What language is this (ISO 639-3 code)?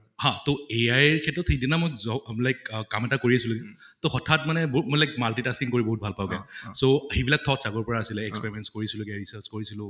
asm